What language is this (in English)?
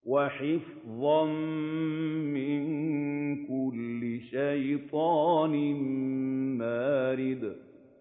Arabic